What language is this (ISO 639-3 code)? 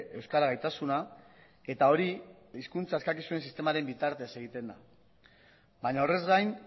eus